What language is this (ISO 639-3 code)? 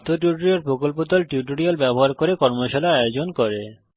ben